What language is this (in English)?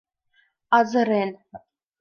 Mari